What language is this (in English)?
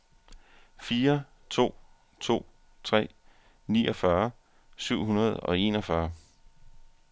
Danish